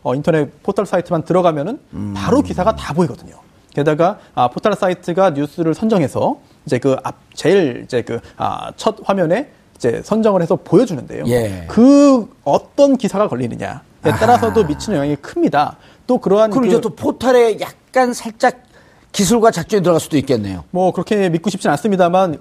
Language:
Korean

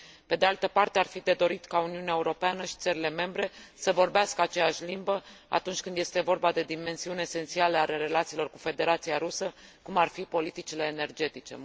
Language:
Romanian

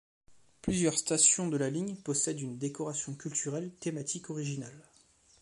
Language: French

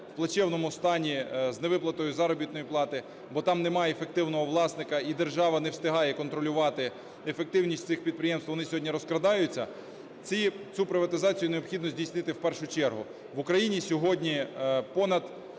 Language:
Ukrainian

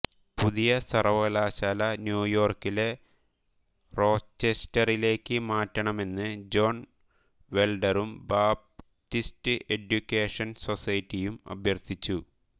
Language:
Malayalam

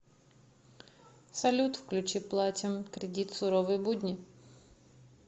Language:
Russian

